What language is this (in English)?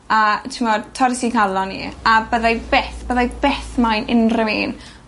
Welsh